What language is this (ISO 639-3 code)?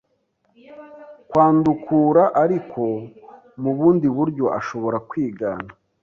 kin